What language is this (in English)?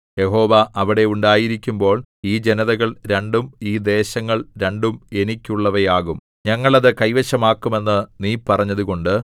Malayalam